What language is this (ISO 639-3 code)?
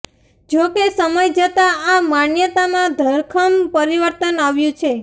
guj